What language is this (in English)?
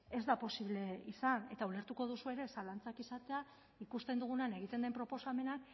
Basque